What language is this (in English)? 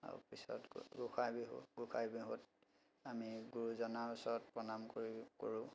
Assamese